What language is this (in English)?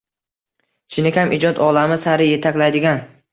Uzbek